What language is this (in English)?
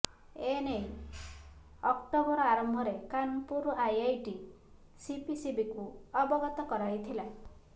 Odia